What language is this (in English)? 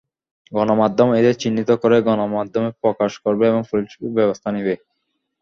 Bangla